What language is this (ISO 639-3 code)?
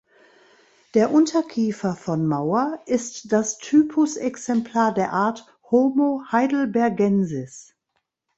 deu